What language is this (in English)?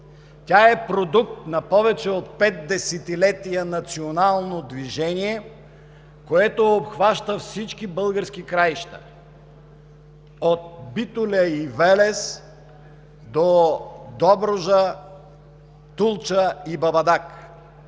Bulgarian